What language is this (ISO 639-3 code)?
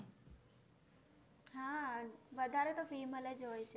guj